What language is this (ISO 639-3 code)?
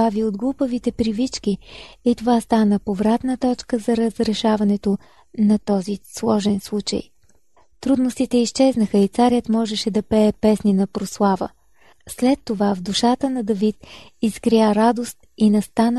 bul